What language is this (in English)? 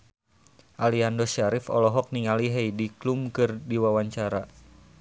Sundanese